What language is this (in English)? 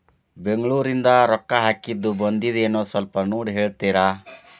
Kannada